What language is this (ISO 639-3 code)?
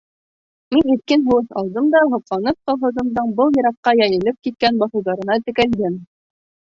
bak